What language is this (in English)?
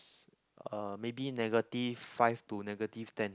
English